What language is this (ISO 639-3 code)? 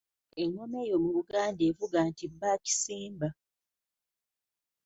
lug